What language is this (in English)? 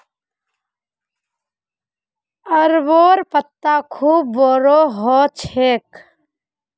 Magahi